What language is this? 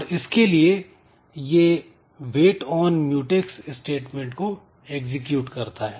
Hindi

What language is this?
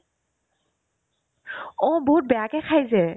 Assamese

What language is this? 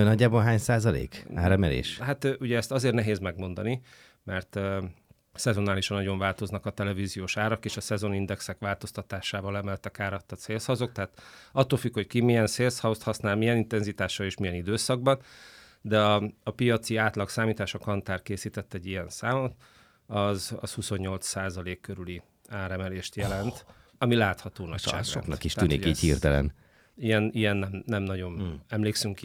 Hungarian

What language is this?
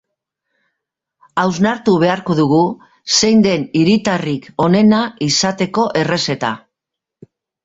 Basque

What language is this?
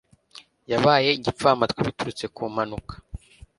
Kinyarwanda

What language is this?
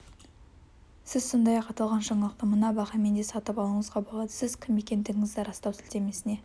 Kazakh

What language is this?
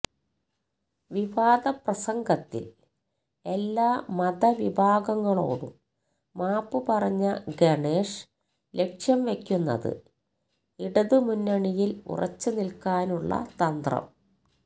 Malayalam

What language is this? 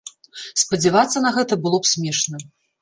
Belarusian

